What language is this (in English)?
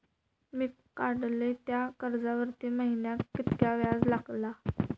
Marathi